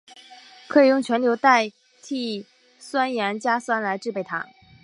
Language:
Chinese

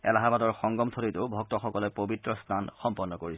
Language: Assamese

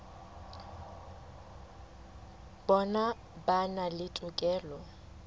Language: Southern Sotho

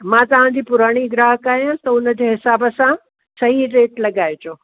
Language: Sindhi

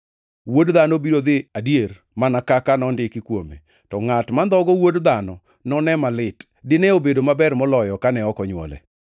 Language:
Luo (Kenya and Tanzania)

